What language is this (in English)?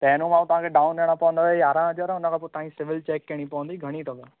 Sindhi